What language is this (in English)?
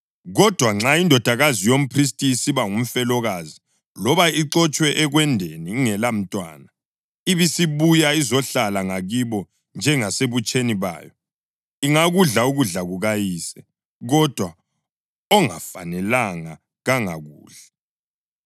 North Ndebele